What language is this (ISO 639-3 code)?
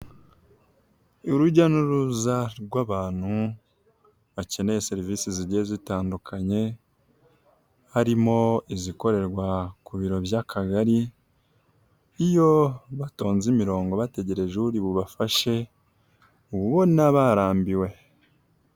kin